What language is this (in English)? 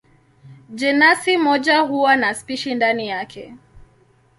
Swahili